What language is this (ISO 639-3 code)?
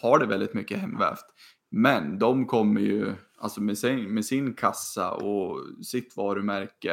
swe